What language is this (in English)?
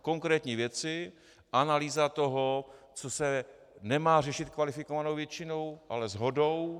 Czech